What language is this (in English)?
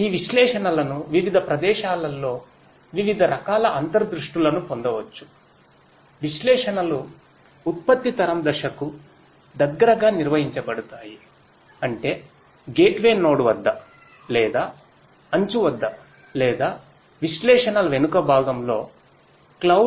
Telugu